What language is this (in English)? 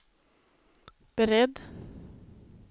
Swedish